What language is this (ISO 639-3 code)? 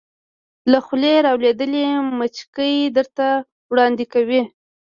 pus